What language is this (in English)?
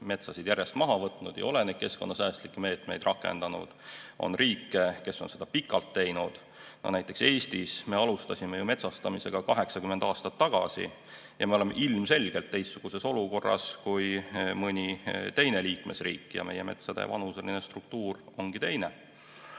Estonian